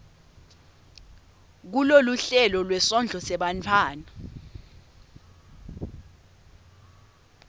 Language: Swati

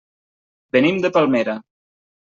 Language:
Catalan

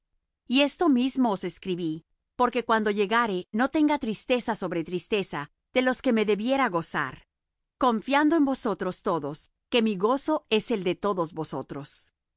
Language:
Spanish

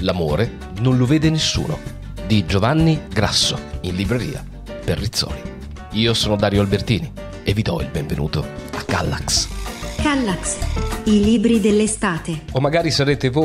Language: Italian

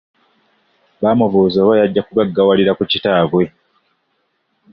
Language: Ganda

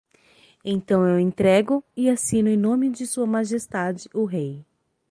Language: Portuguese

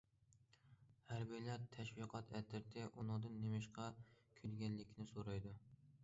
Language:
Uyghur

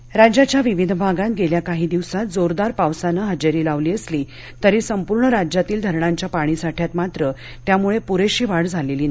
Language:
Marathi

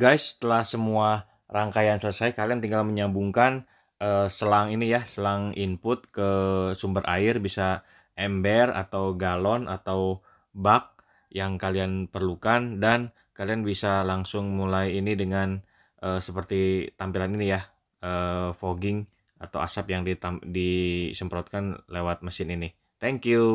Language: Indonesian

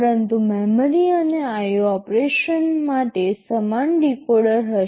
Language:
Gujarati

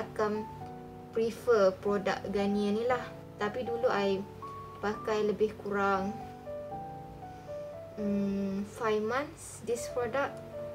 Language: Malay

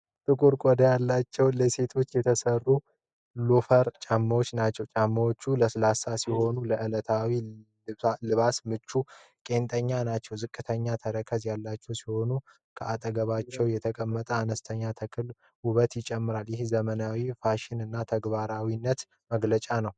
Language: Amharic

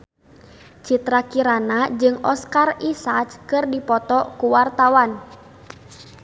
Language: Sundanese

